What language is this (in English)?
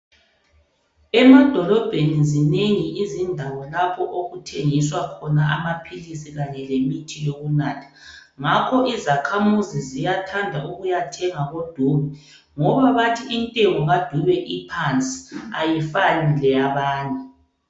North Ndebele